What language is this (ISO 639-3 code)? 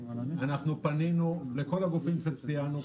heb